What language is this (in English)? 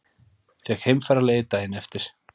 Icelandic